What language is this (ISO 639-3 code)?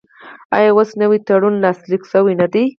pus